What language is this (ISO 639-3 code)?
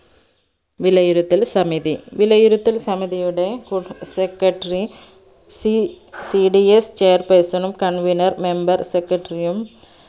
mal